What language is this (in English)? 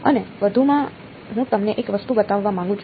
Gujarati